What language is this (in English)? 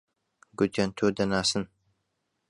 Central Kurdish